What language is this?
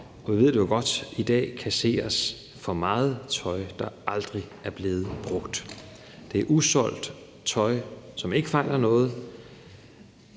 Danish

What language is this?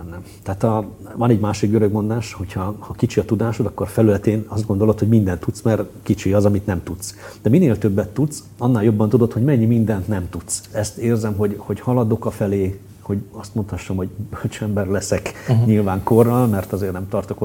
Hungarian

